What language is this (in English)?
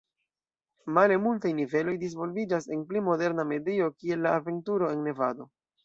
Esperanto